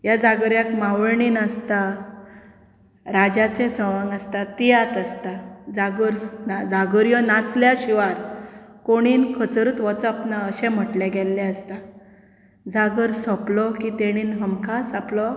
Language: Konkani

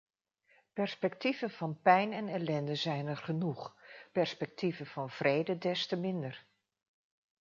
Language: Dutch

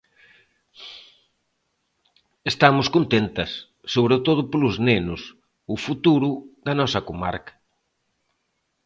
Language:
Galician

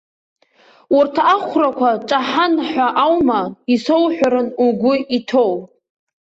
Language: Abkhazian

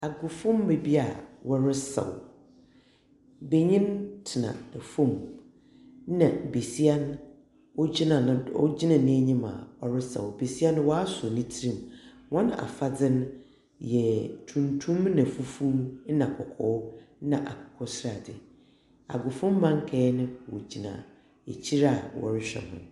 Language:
Akan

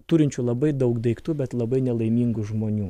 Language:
Lithuanian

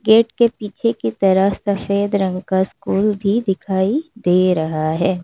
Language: Hindi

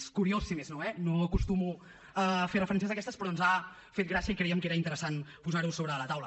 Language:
Catalan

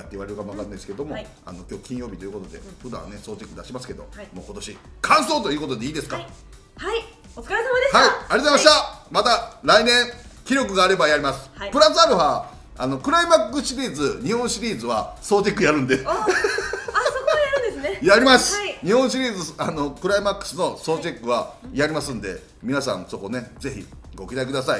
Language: Japanese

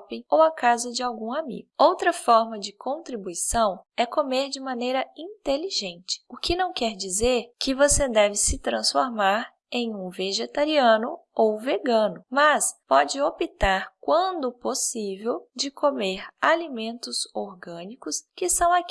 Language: Portuguese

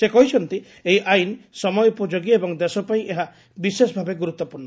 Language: Odia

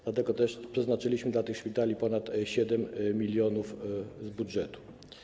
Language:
Polish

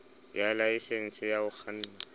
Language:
Southern Sotho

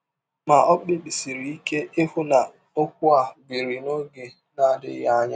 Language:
Igbo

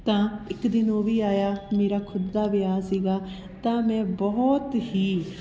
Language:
Punjabi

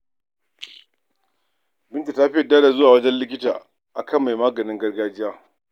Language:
Hausa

